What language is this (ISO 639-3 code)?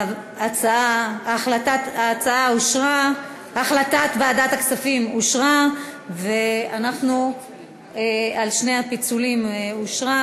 heb